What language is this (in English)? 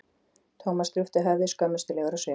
Icelandic